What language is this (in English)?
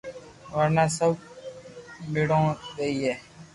Loarki